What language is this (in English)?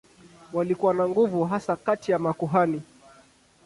Swahili